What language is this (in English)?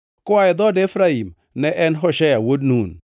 Luo (Kenya and Tanzania)